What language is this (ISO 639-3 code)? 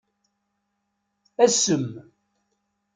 kab